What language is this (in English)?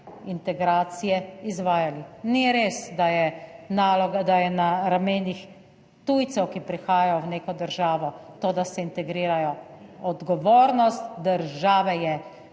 Slovenian